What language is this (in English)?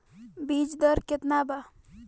Bhojpuri